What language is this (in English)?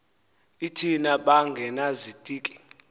Xhosa